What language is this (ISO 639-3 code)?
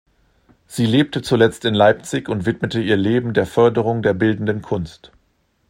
deu